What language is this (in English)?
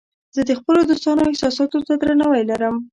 Pashto